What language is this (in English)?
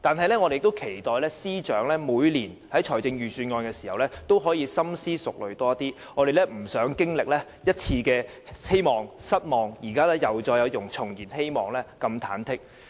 Cantonese